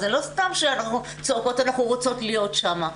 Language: Hebrew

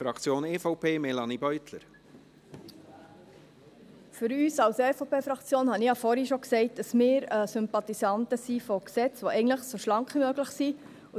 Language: Swiss German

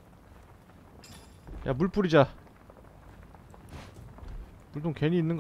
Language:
Korean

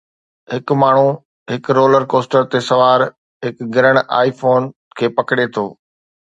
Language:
Sindhi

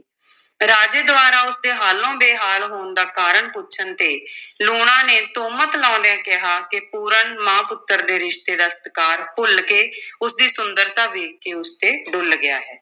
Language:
Punjabi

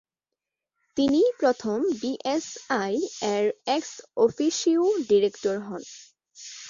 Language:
Bangla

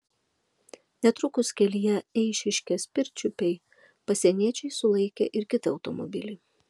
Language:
Lithuanian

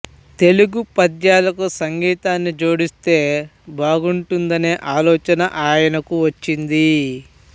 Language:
Telugu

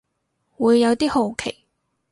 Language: Cantonese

